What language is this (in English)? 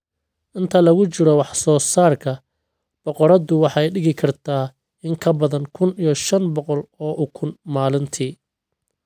Somali